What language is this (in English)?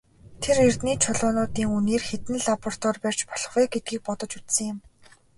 Mongolian